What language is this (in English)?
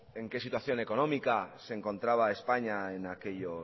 Spanish